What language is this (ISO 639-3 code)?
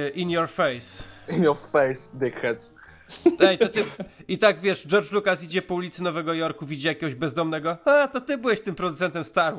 pol